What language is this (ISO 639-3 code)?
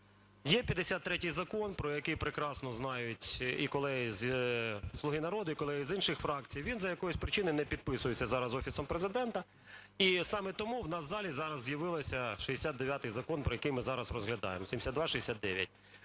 ukr